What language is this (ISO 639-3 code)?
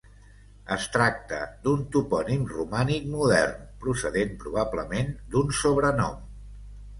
cat